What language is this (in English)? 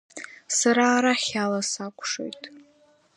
Abkhazian